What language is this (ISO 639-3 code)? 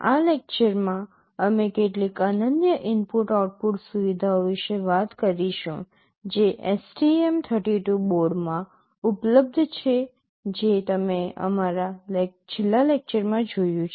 guj